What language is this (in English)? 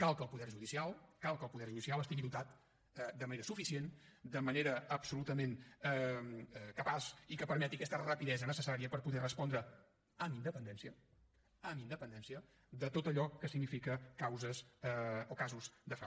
Catalan